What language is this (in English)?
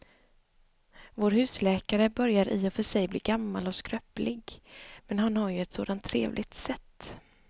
Swedish